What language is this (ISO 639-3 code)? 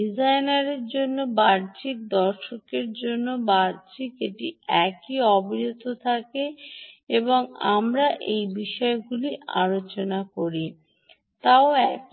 ben